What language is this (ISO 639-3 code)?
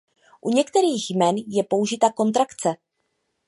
ces